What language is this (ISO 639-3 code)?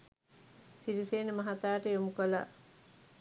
sin